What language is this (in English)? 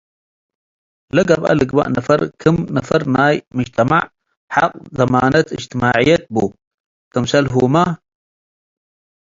Tigre